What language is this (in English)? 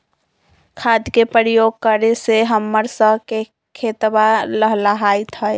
Magahi